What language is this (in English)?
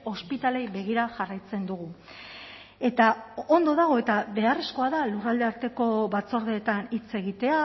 Basque